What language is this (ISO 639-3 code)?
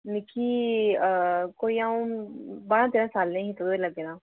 doi